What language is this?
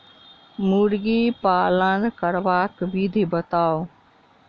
Maithili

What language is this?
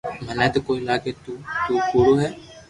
Loarki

